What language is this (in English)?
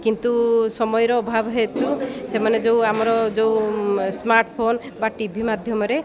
Odia